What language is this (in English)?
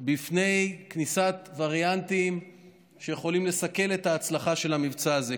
Hebrew